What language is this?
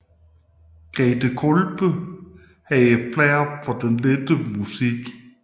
Danish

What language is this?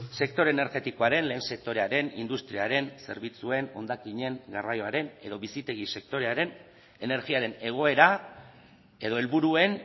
Basque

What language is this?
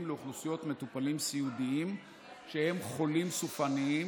Hebrew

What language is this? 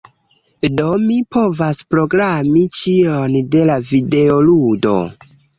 Esperanto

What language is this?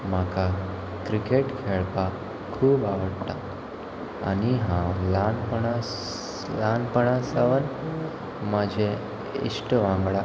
Konkani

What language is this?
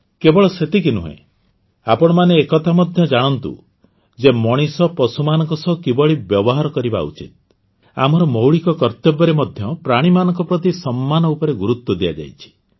Odia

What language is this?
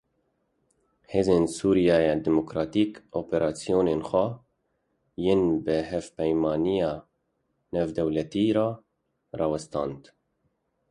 Kurdish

